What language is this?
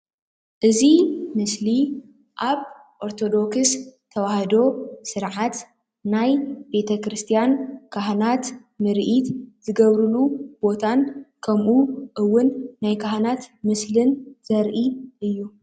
Tigrinya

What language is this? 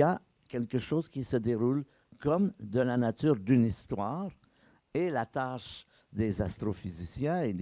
French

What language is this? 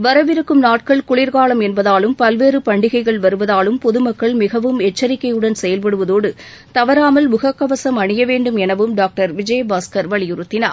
Tamil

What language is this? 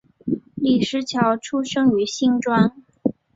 Chinese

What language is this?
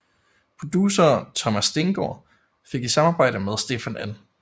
Danish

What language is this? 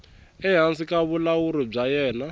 Tsonga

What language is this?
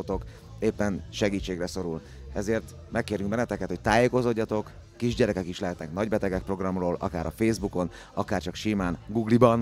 Hungarian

